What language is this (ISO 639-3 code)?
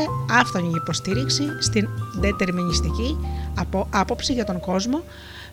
ell